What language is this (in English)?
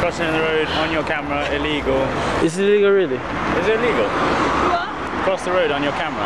English